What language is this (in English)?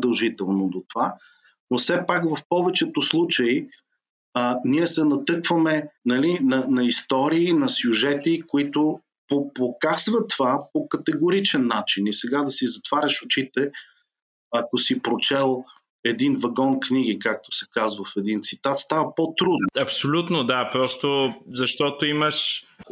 Bulgarian